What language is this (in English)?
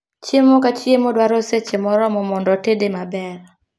Luo (Kenya and Tanzania)